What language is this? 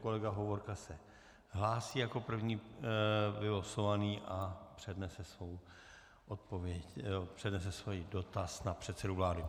Czech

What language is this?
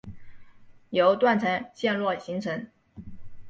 Chinese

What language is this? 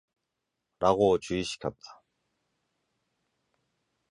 Korean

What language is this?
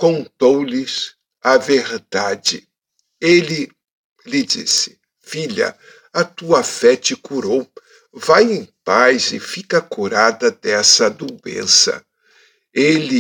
Portuguese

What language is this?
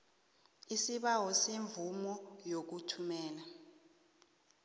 South Ndebele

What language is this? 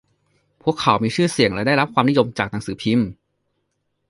Thai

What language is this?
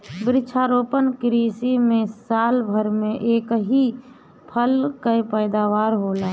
Bhojpuri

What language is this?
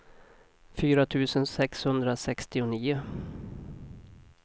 Swedish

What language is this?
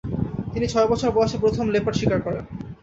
Bangla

